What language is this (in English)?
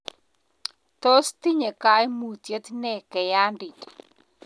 Kalenjin